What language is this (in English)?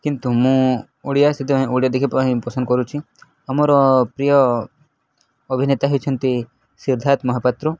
Odia